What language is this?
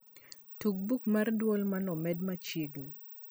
Luo (Kenya and Tanzania)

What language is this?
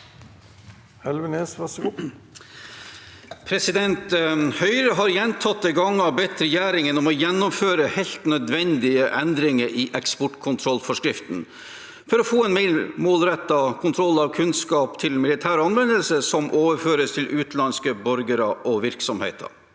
Norwegian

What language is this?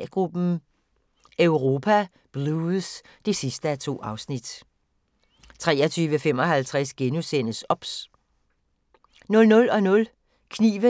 Danish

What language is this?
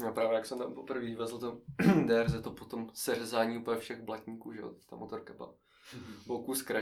Czech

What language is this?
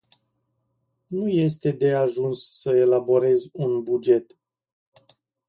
Romanian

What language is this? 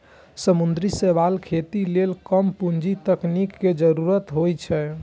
Maithili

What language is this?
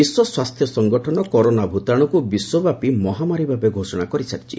Odia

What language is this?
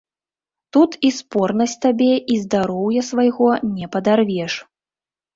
Belarusian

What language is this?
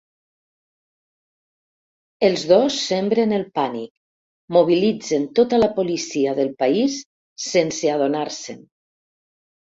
Catalan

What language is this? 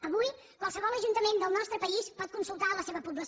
Catalan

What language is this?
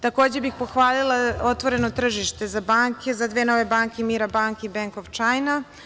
Serbian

